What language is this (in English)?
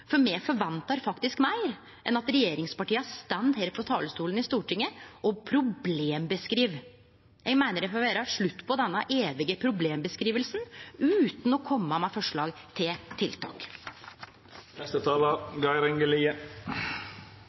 Norwegian Nynorsk